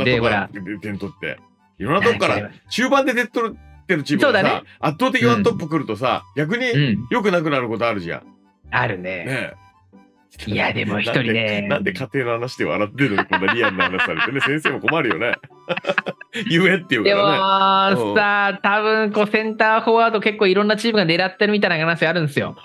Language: Japanese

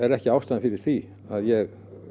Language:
Icelandic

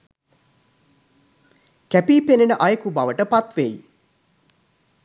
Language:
Sinhala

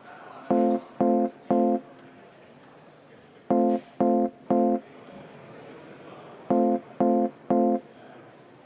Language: Estonian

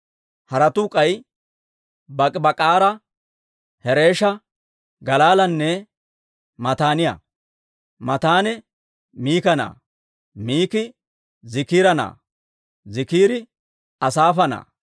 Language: Dawro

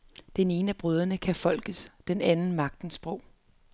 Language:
Danish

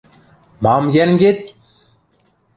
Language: Western Mari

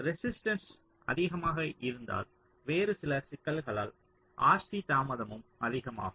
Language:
Tamil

